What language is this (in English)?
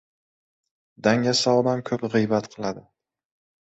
Uzbek